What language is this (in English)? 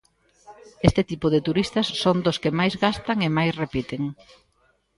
Galician